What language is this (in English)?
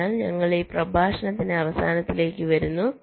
Malayalam